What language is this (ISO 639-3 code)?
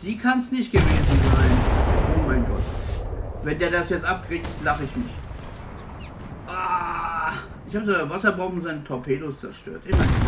deu